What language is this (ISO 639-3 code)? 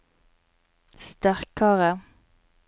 nor